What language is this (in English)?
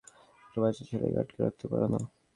Bangla